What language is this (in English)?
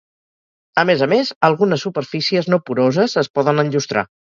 Catalan